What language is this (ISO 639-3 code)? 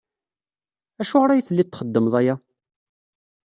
kab